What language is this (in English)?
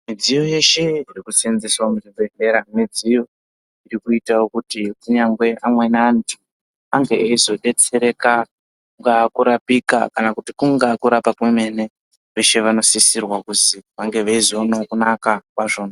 Ndau